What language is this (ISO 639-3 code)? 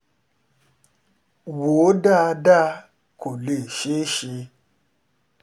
yor